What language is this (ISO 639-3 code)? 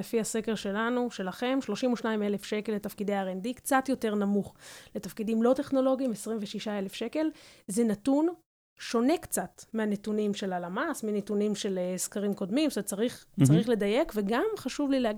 heb